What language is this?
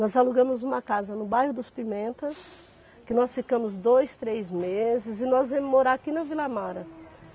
Portuguese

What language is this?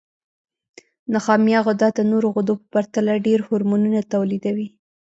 Pashto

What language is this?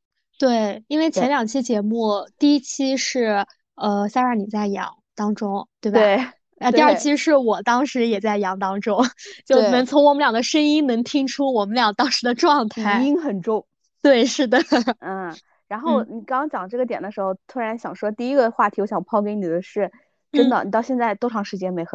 Chinese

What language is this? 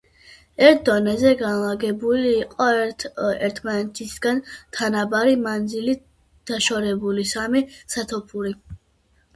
Georgian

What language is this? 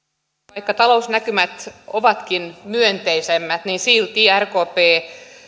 Finnish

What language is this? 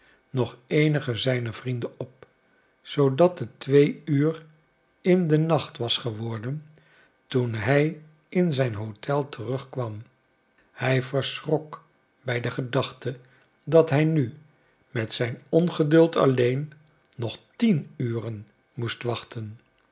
Dutch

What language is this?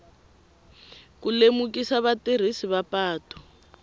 Tsonga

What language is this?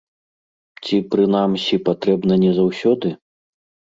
Belarusian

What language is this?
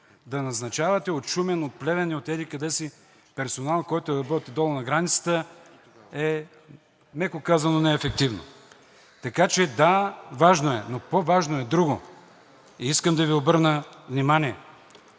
Bulgarian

